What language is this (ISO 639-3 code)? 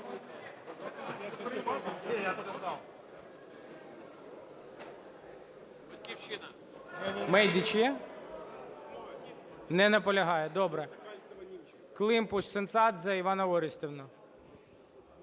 ukr